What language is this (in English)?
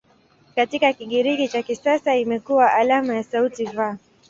Swahili